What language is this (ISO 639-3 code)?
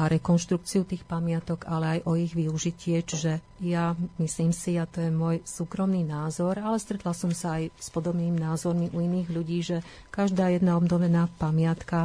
slk